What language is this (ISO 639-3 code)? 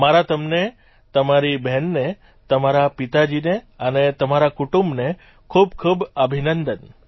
guj